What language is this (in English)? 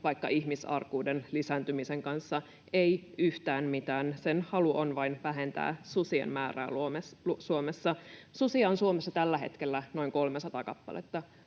Finnish